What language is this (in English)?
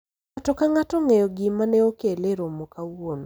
Luo (Kenya and Tanzania)